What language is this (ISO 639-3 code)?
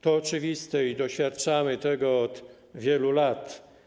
pol